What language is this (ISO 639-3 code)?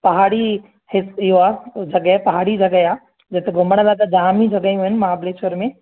snd